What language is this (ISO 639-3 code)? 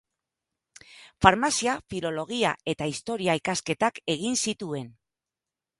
eus